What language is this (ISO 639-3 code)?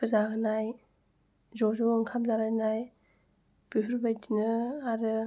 brx